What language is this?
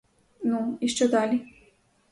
Ukrainian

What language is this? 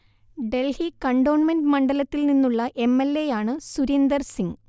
Malayalam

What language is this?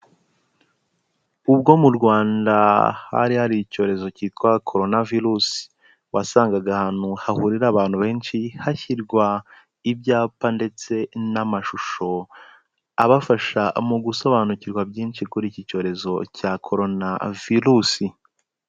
Kinyarwanda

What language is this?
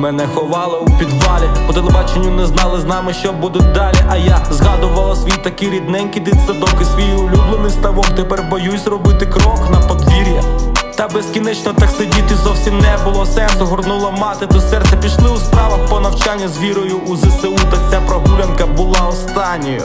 Ukrainian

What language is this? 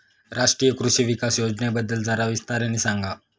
Marathi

